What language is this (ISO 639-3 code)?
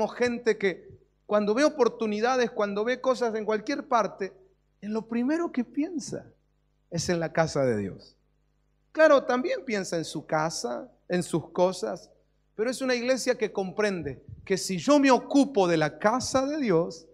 spa